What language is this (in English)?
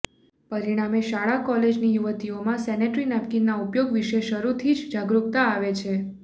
Gujarati